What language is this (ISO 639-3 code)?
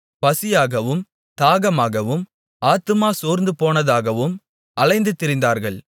tam